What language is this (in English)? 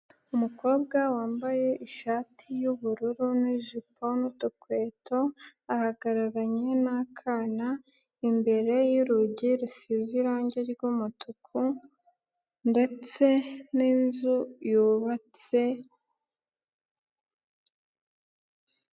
Kinyarwanda